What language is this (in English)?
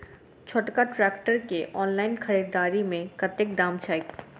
Maithili